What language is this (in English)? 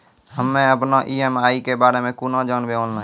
Maithili